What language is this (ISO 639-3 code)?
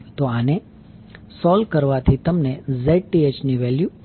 guj